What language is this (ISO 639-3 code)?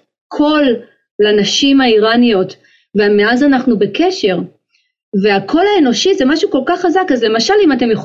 heb